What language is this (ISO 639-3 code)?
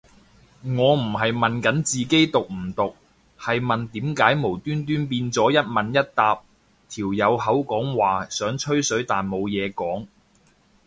yue